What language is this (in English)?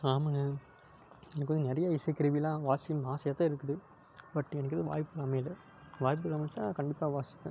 Tamil